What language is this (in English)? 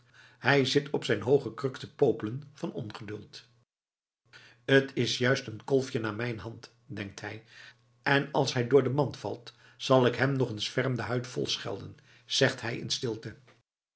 Dutch